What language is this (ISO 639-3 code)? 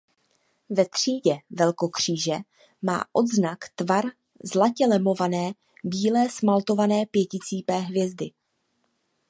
ces